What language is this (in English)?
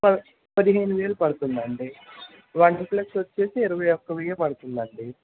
Telugu